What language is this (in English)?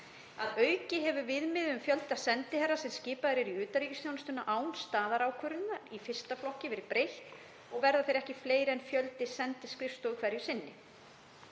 Icelandic